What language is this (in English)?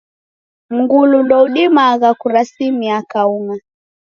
Taita